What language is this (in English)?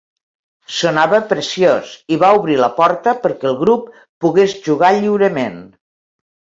Catalan